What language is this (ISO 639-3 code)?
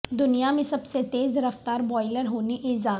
urd